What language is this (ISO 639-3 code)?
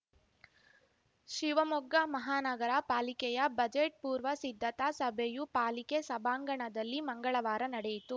kan